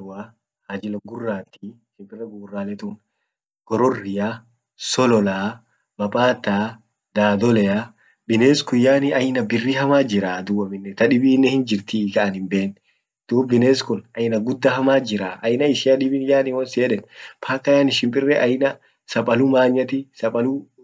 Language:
Orma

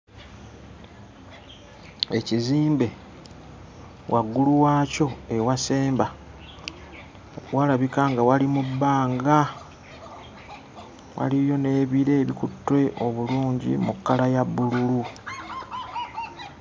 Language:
Ganda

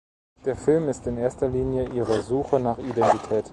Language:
German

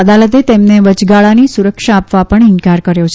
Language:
Gujarati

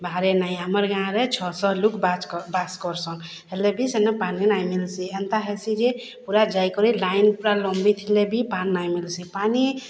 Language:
Odia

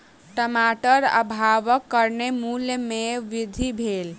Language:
Maithili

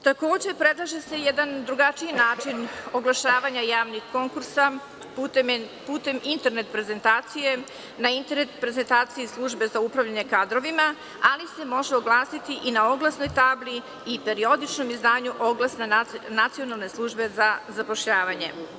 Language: Serbian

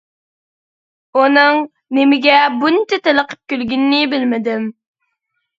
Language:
Uyghur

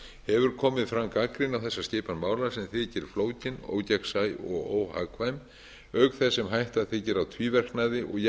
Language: Icelandic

